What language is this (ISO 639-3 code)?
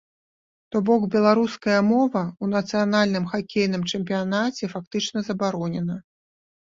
bel